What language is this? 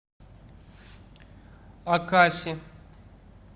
Russian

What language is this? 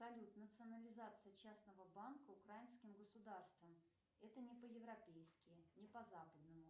Russian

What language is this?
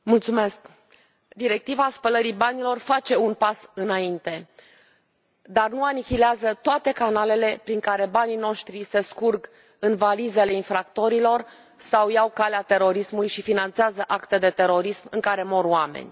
Romanian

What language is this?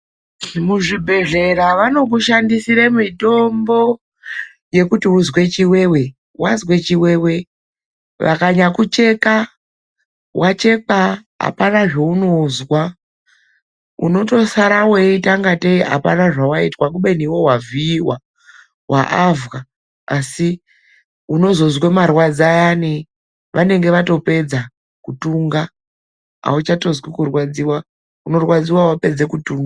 Ndau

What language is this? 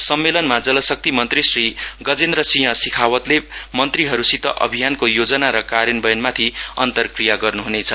Nepali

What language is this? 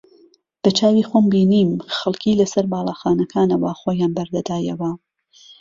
Central Kurdish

